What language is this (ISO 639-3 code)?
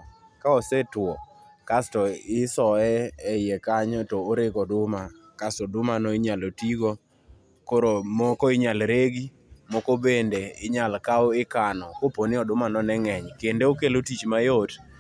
luo